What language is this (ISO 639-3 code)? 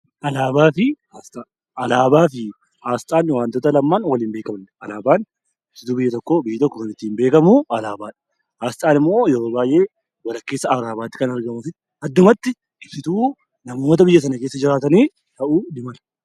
orm